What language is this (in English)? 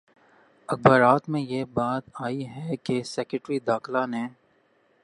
Urdu